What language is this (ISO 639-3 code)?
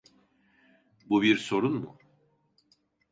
tur